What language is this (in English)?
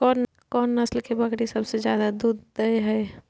Maithili